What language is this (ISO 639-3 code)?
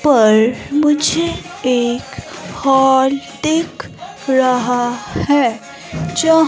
hin